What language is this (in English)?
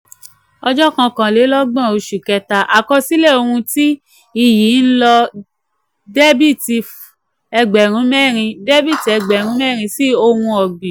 Yoruba